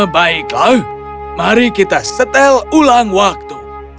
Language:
Indonesian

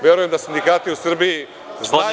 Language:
Serbian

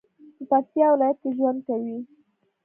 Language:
Pashto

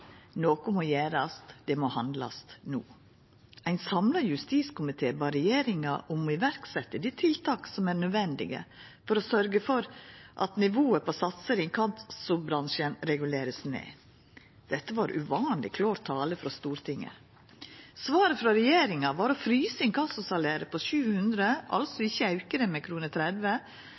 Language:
Norwegian Nynorsk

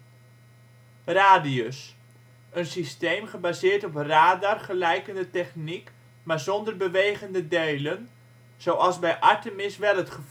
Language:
Dutch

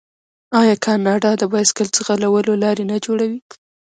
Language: Pashto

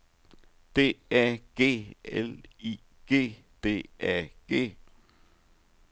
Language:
Danish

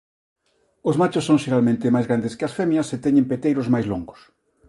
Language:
Galician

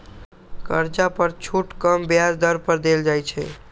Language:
Magahi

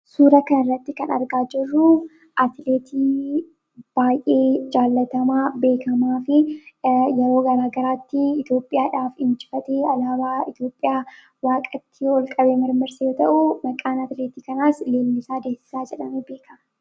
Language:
Oromo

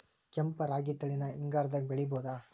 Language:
Kannada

